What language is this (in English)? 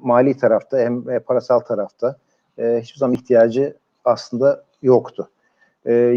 Turkish